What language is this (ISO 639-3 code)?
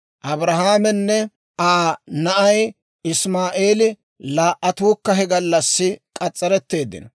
dwr